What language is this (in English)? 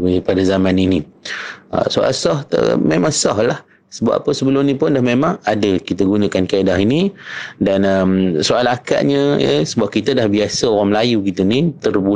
Malay